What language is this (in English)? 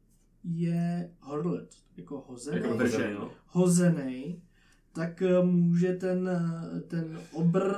Czech